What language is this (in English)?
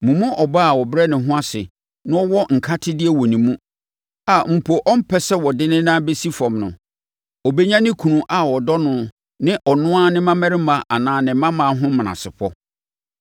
Akan